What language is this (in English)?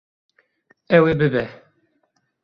Kurdish